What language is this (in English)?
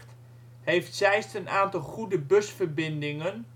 Dutch